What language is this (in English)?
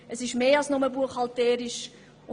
Swiss German